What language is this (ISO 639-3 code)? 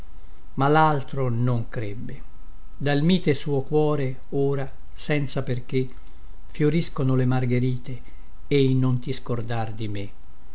ita